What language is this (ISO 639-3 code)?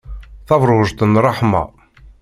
kab